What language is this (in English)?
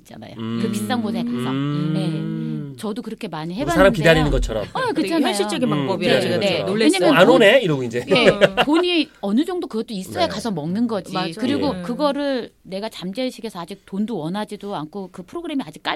Korean